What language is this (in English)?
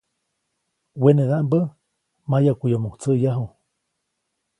Copainalá Zoque